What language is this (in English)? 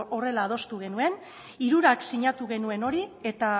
Basque